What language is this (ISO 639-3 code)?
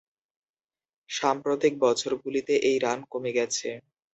ben